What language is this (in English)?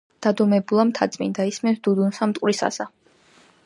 Georgian